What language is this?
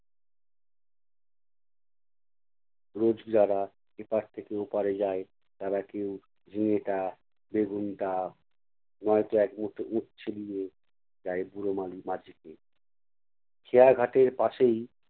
Bangla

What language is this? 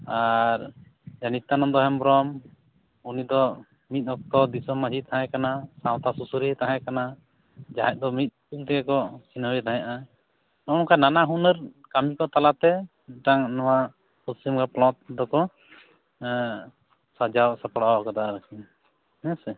Santali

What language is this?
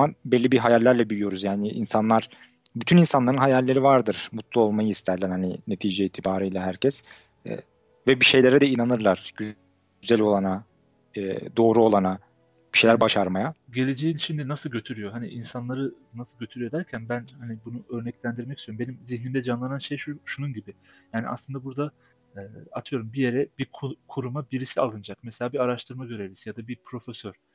Turkish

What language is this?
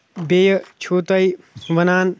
Kashmiri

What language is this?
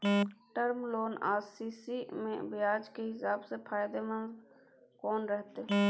Maithili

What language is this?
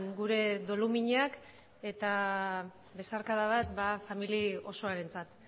Basque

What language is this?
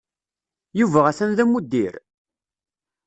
Kabyle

